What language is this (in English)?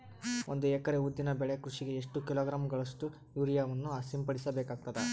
Kannada